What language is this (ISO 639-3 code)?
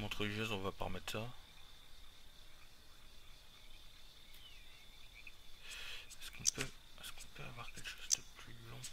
fra